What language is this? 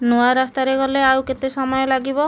Odia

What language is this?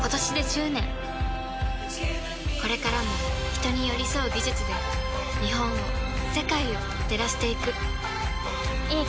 Japanese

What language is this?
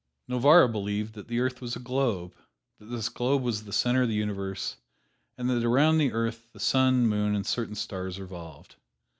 English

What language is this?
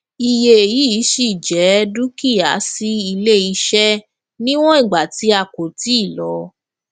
Yoruba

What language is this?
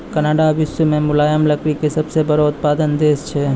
Maithili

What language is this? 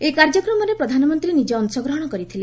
Odia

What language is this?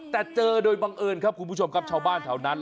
Thai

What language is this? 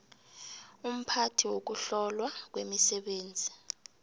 South Ndebele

